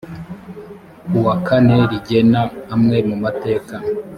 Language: Kinyarwanda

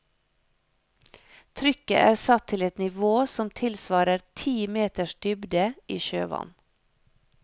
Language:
Norwegian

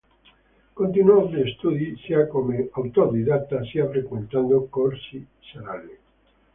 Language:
Italian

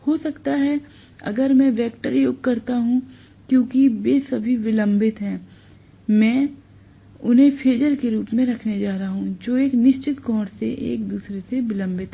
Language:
Hindi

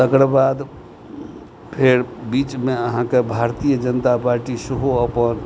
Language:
Maithili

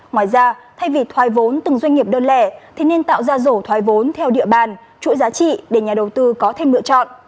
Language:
Vietnamese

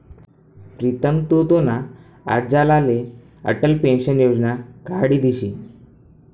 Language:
Marathi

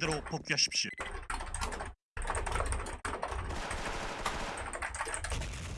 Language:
Korean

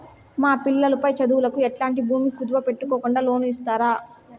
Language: Telugu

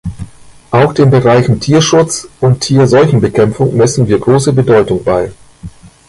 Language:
German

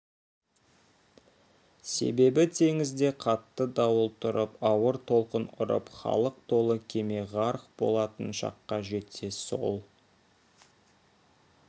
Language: Kazakh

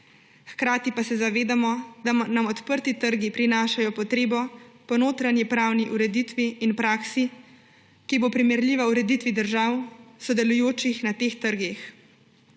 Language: Slovenian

